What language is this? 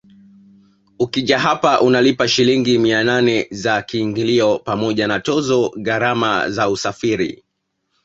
Swahili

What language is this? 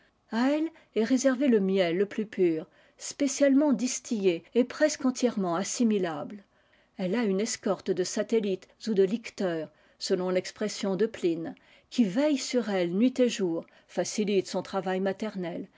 French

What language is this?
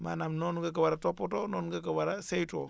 Wolof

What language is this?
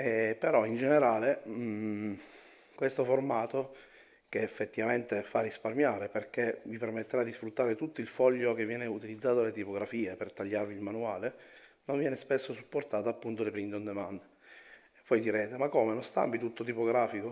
Italian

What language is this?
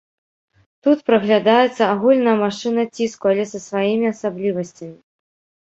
Belarusian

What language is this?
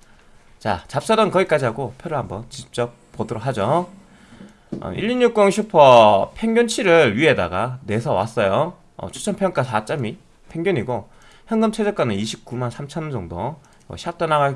Korean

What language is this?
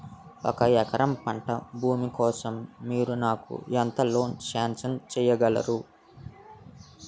Telugu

